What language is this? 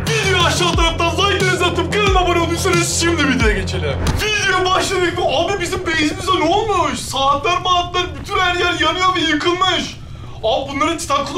Turkish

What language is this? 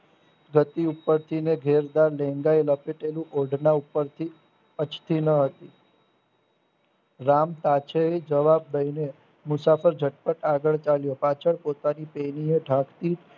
Gujarati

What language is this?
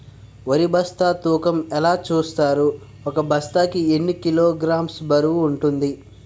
Telugu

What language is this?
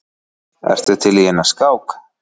Icelandic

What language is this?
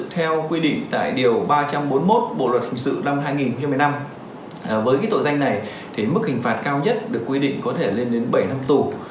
Vietnamese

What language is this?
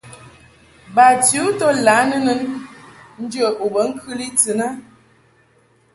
Mungaka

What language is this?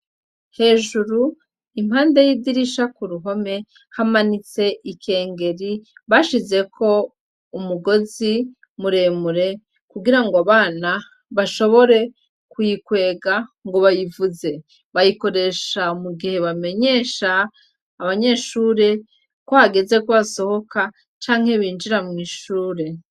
Rundi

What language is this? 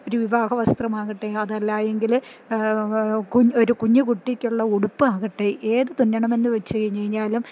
Malayalam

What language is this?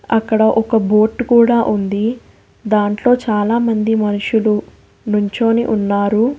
Telugu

